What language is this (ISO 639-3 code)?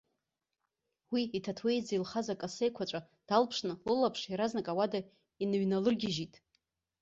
abk